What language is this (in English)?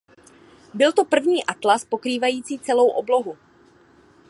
Czech